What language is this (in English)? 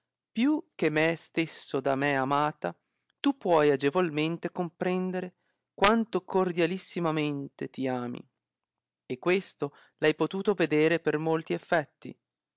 Italian